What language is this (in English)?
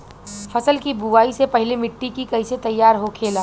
Bhojpuri